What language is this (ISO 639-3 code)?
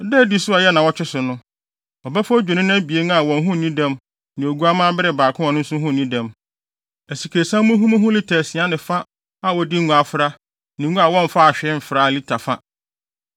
aka